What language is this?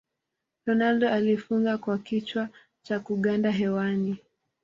Swahili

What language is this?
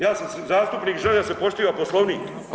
Croatian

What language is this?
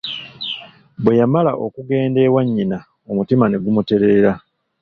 Ganda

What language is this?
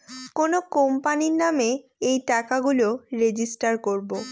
Bangla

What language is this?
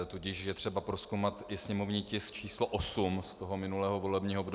Czech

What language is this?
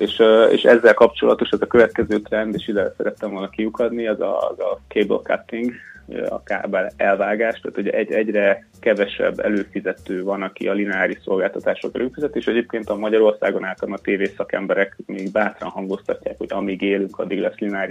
Hungarian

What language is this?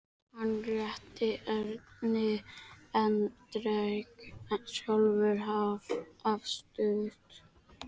Icelandic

